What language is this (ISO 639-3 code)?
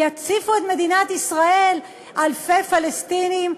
heb